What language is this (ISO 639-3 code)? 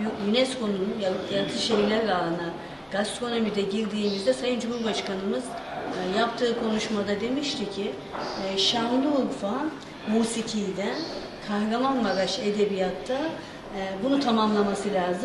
tur